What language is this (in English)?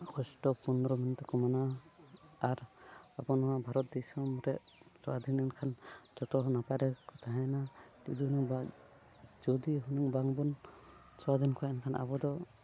Santali